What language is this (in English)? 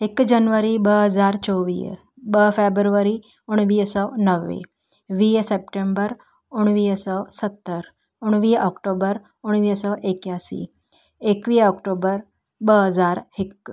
Sindhi